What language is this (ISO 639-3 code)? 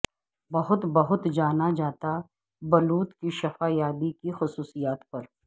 urd